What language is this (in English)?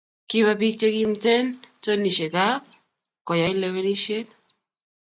Kalenjin